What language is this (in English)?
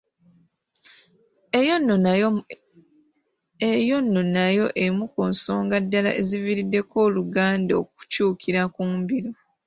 Ganda